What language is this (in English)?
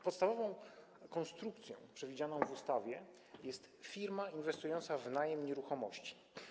Polish